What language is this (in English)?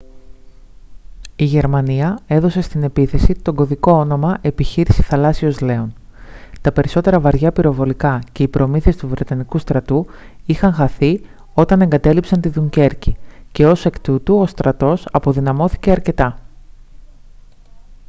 Greek